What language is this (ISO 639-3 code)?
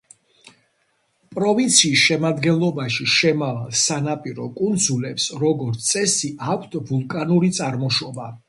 kat